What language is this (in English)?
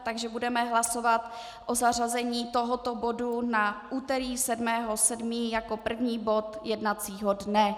Czech